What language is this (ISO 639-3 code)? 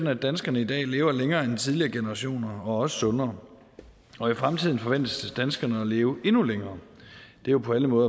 dan